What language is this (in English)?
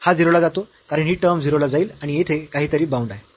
Marathi